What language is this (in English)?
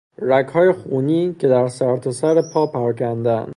Persian